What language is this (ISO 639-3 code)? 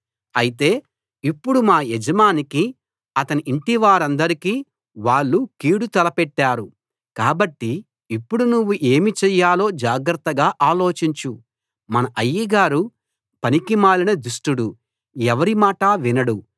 tel